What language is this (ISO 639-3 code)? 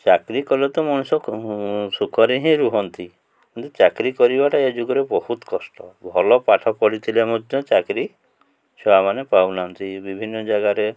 ori